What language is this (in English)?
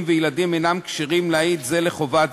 Hebrew